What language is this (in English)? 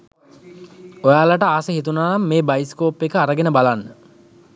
Sinhala